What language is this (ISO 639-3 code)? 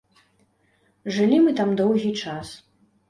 bel